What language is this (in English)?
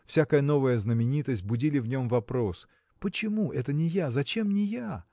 Russian